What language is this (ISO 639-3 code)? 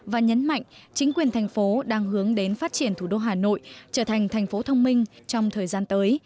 vie